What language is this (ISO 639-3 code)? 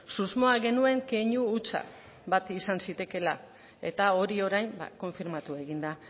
eus